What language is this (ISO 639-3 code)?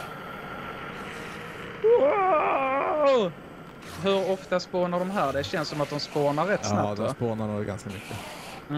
swe